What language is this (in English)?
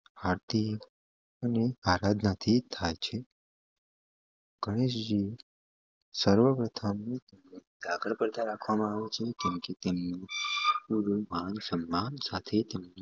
Gujarati